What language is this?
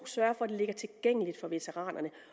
Danish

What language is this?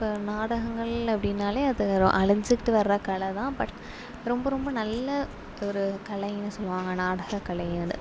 Tamil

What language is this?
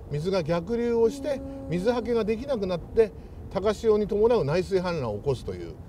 Japanese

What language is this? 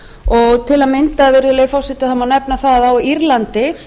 Icelandic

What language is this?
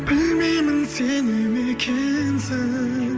Kazakh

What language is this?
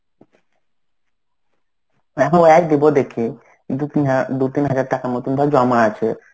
Bangla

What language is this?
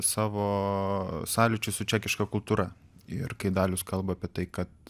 Lithuanian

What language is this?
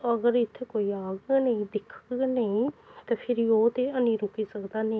Dogri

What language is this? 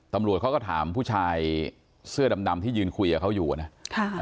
Thai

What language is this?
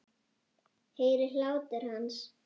Icelandic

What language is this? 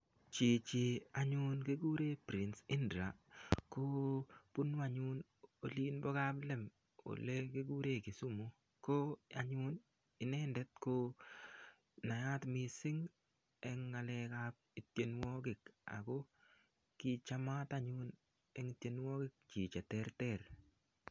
Kalenjin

